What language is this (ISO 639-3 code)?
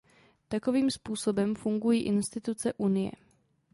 ces